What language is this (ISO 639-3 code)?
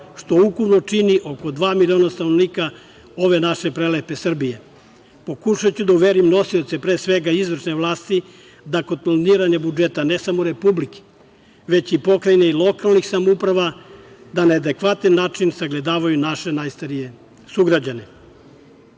srp